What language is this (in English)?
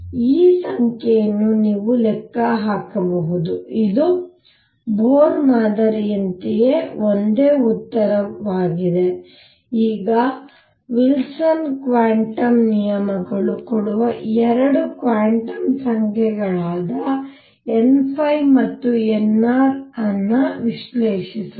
Kannada